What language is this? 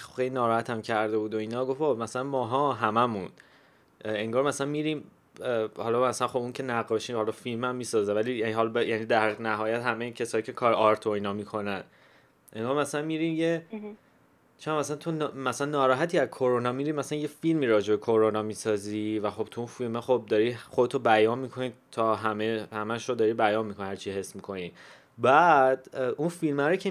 Persian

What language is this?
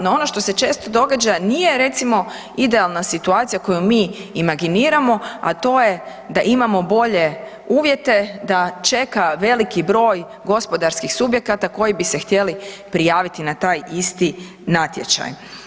Croatian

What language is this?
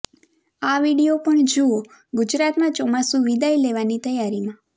Gujarati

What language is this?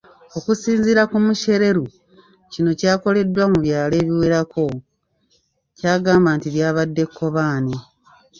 Ganda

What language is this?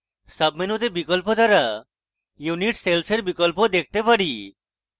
Bangla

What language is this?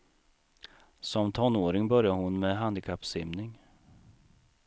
Swedish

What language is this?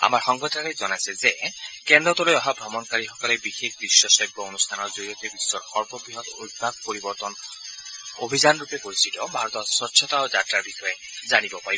Assamese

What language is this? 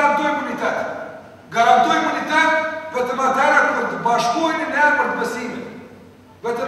Ukrainian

